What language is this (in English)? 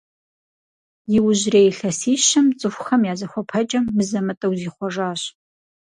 Kabardian